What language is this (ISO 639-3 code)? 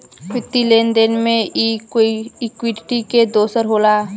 bho